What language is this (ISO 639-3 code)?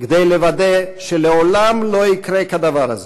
heb